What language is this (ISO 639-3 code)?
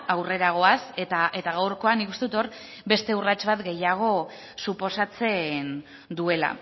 eus